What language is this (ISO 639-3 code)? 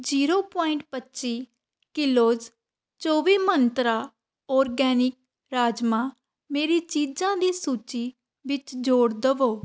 pan